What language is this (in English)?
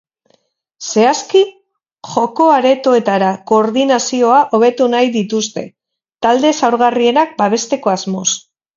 Basque